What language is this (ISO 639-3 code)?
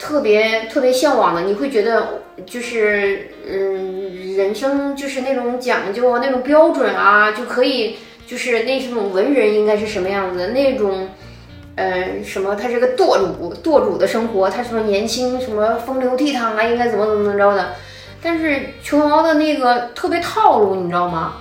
zho